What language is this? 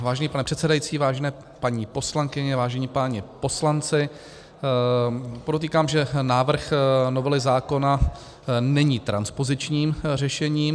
Czech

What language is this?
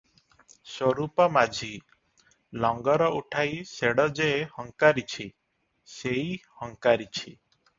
Odia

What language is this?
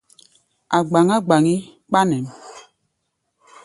Gbaya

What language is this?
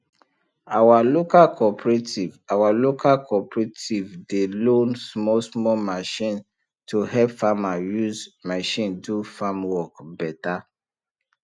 Nigerian Pidgin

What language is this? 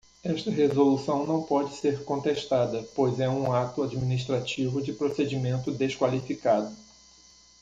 Portuguese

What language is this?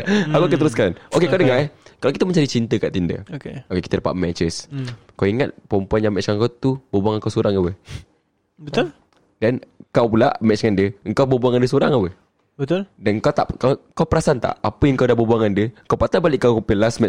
Malay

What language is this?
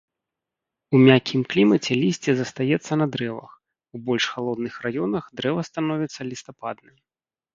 Belarusian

